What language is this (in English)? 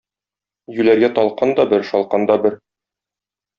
Tatar